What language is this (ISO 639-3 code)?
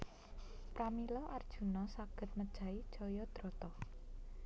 jav